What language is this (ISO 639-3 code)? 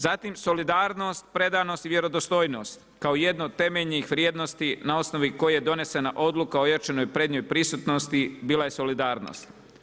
hrv